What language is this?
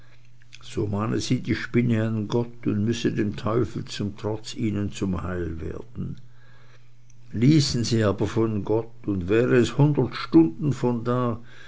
German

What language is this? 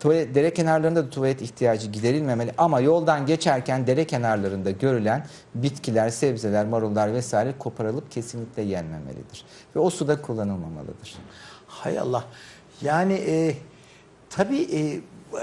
Turkish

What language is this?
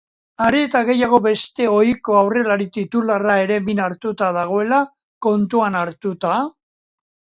Basque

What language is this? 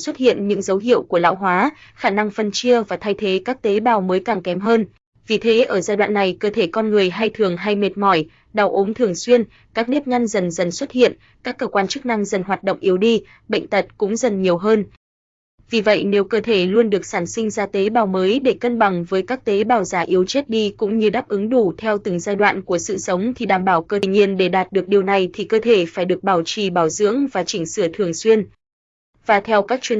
Vietnamese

